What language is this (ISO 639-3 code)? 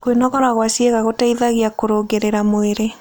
kik